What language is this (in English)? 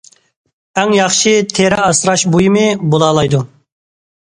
Uyghur